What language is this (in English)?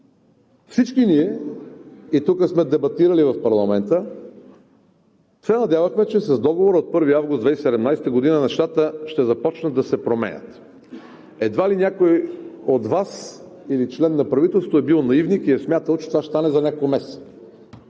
Bulgarian